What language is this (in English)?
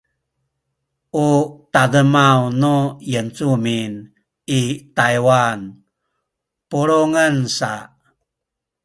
Sakizaya